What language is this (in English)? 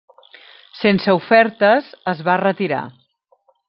Catalan